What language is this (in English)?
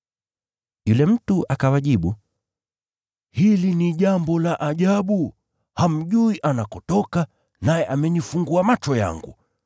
Swahili